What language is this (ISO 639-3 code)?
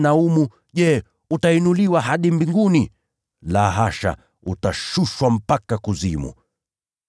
swa